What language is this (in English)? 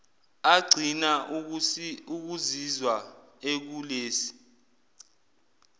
Zulu